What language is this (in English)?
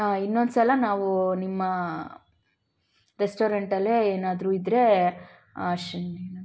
Kannada